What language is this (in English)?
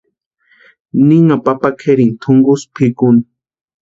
Western Highland Purepecha